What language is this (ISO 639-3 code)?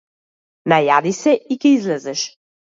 mkd